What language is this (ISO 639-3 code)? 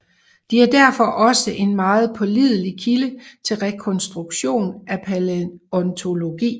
dan